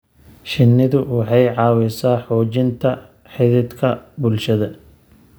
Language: Somali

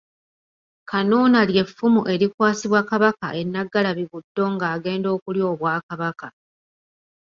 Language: Ganda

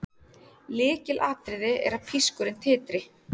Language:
Icelandic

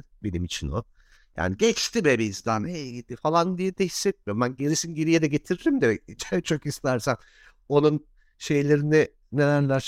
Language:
Turkish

